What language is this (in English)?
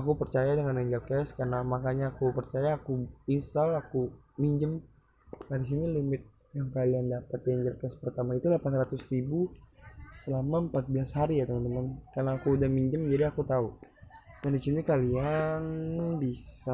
Indonesian